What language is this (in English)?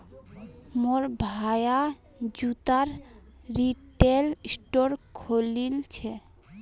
Magahi